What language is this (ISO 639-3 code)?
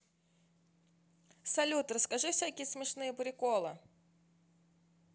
rus